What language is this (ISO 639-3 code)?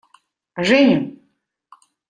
rus